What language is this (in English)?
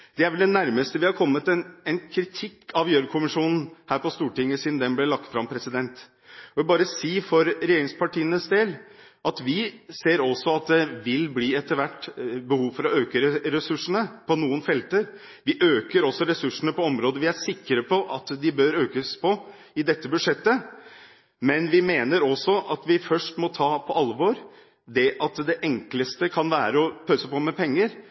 Norwegian Bokmål